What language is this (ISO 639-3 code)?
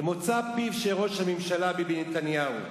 heb